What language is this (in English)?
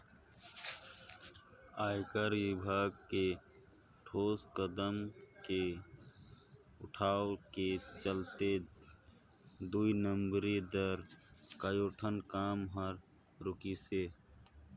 Chhattisgarhi